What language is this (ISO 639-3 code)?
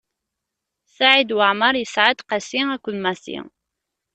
kab